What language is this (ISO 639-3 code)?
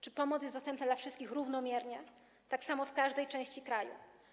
pol